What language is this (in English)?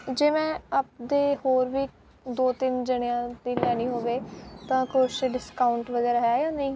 Punjabi